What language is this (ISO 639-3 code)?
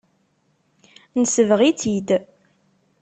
kab